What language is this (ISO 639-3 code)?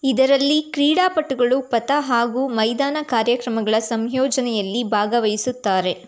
kan